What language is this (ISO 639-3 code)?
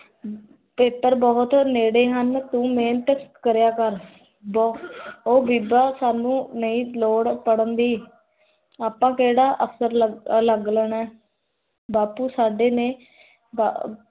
pan